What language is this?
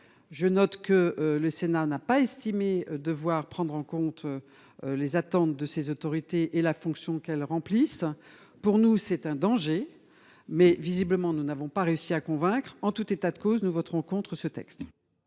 French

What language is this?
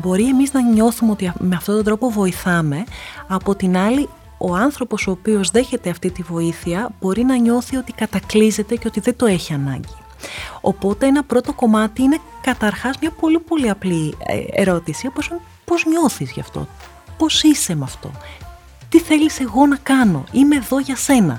Greek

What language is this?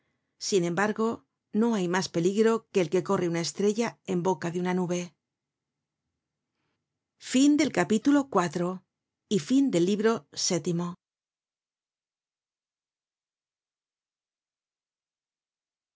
Spanish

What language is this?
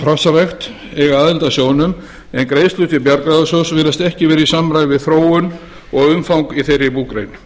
Icelandic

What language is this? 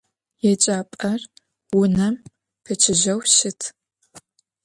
Adyghe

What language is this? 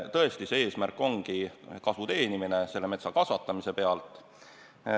Estonian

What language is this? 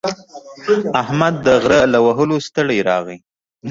Pashto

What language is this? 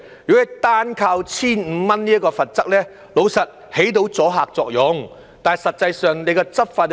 Cantonese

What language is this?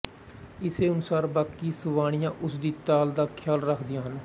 Punjabi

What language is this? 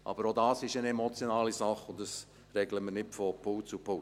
Swiss German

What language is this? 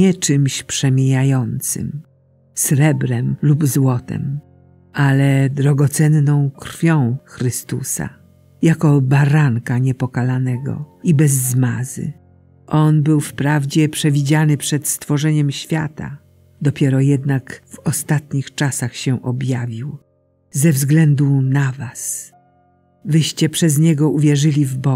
Polish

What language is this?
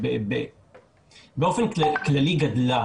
Hebrew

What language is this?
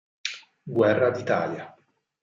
Italian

